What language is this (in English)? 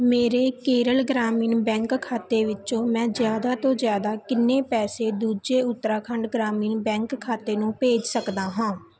Punjabi